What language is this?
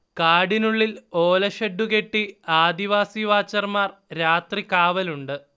Malayalam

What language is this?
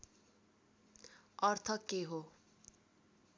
Nepali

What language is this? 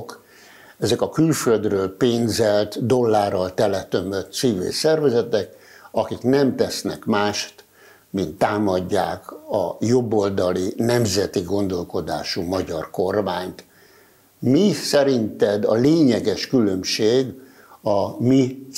Hungarian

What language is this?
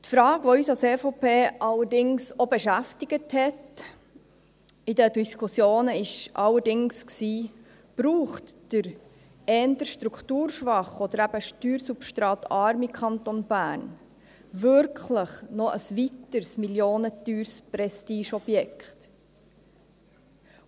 Swiss German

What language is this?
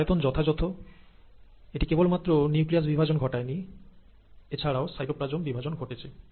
Bangla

